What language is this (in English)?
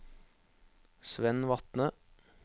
Norwegian